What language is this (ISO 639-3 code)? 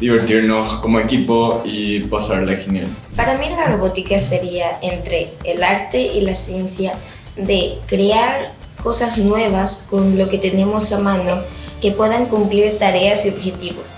spa